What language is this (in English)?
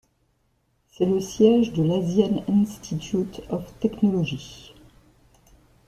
French